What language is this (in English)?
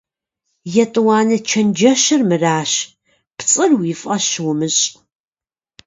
Kabardian